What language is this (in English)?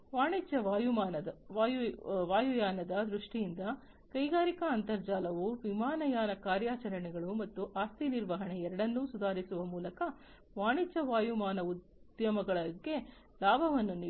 Kannada